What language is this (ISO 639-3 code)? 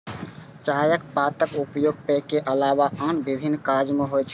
mai